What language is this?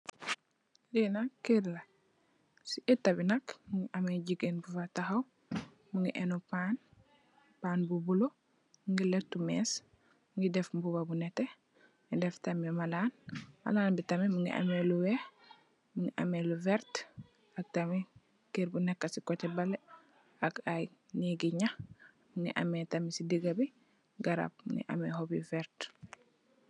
Wolof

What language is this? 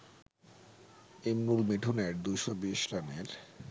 Bangla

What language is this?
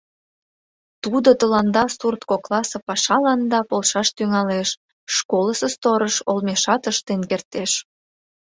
Mari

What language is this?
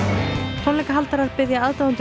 Icelandic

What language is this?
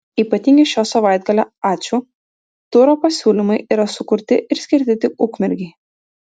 Lithuanian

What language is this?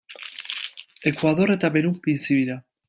Basque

